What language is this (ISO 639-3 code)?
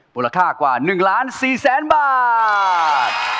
tha